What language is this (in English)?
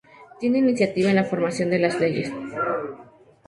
Spanish